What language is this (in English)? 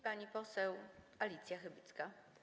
Polish